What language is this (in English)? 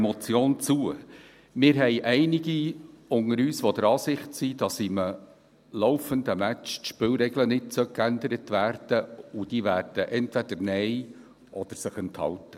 Swiss German